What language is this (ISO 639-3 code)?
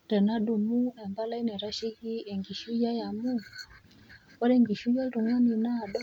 mas